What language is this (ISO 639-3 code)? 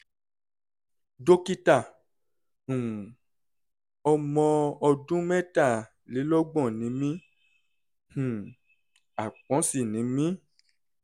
yor